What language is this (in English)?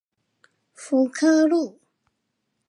Chinese